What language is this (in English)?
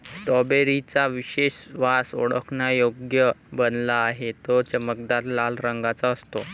Marathi